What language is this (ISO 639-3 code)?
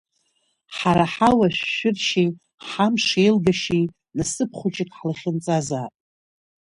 abk